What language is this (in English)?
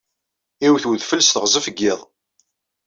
Kabyle